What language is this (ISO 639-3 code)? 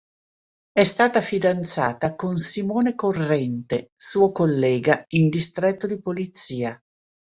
ita